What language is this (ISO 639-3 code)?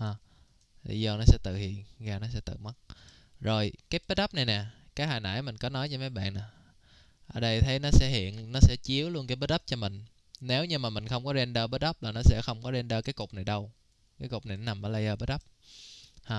vie